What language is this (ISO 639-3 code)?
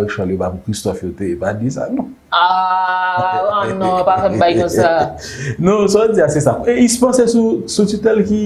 fra